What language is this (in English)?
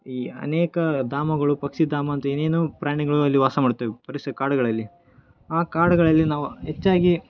Kannada